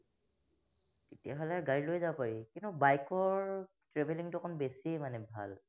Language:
Assamese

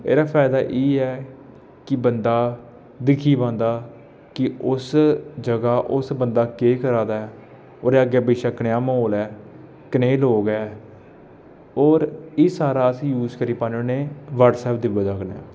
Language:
Dogri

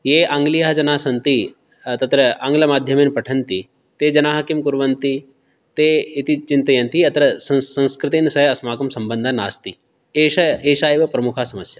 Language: Sanskrit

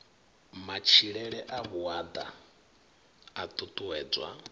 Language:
Venda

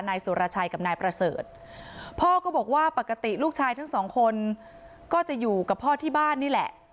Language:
Thai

